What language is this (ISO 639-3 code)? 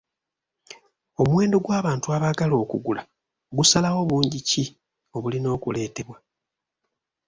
lug